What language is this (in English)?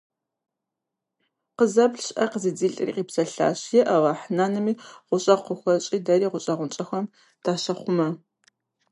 Kabardian